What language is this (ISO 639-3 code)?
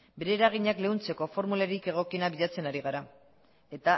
eus